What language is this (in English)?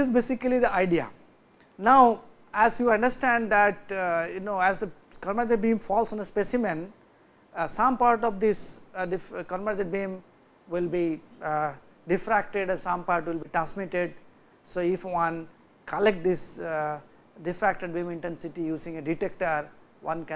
English